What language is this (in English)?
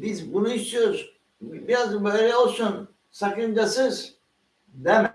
Turkish